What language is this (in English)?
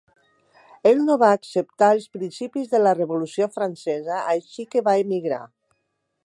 Catalan